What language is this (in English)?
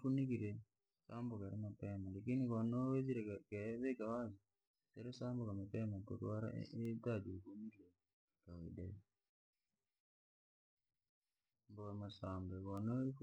Langi